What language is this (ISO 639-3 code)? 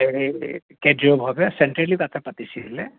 asm